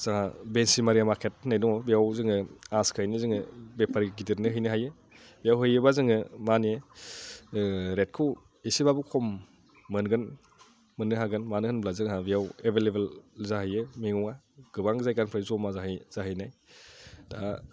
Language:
Bodo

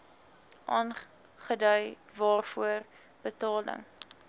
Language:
Afrikaans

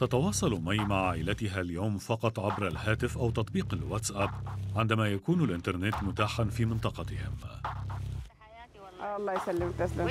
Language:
Arabic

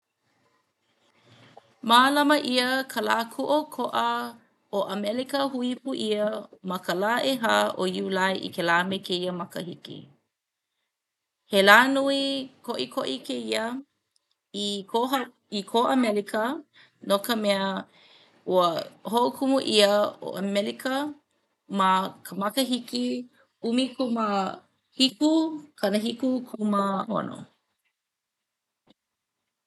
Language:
Hawaiian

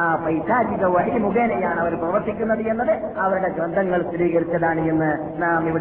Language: Malayalam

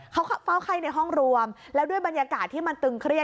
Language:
Thai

